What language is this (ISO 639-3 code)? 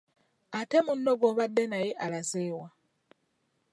lug